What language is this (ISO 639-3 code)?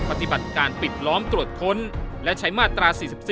tha